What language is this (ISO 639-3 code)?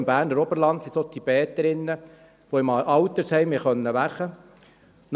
gsw